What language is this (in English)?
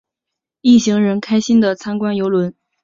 Chinese